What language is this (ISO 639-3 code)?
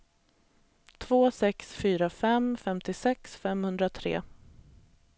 swe